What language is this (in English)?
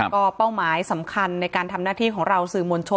Thai